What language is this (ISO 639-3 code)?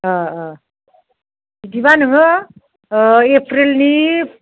brx